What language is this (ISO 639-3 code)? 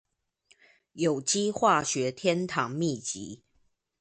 zho